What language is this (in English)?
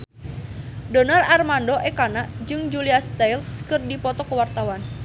Sundanese